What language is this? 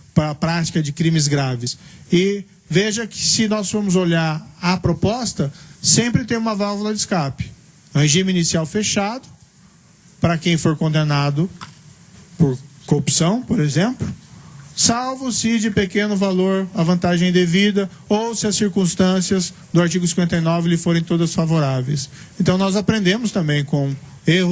Portuguese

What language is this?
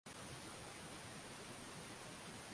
Swahili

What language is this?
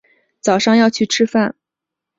Chinese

